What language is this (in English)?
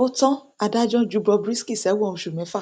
Yoruba